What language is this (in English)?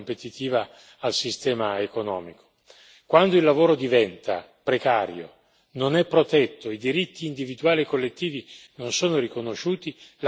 Italian